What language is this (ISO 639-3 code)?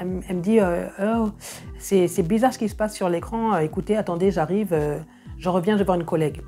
fra